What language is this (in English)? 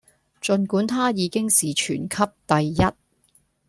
Cantonese